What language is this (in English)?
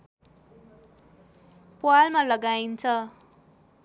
Nepali